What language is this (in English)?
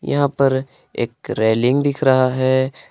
Hindi